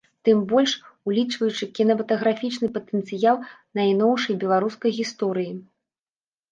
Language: Belarusian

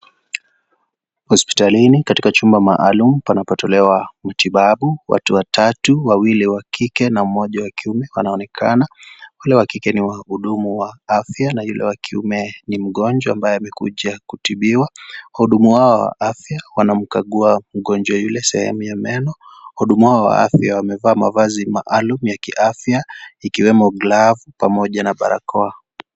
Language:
Swahili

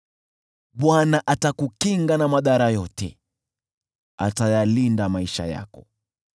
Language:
Swahili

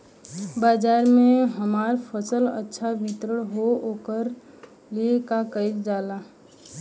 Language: Bhojpuri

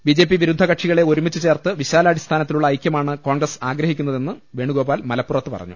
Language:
Malayalam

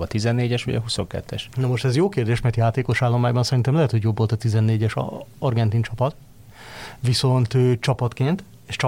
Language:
Hungarian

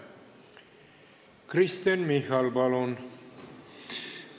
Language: Estonian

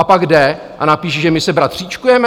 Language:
Czech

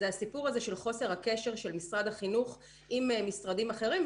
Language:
Hebrew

